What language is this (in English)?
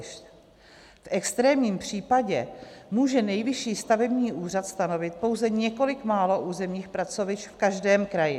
Czech